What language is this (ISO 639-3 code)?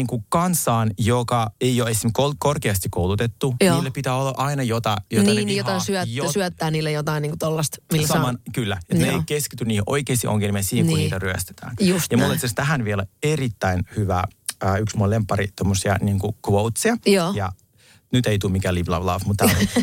fin